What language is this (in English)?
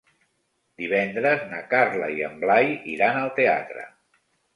Catalan